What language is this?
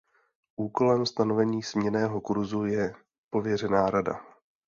Czech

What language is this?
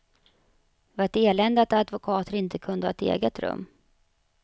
Swedish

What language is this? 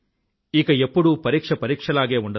Telugu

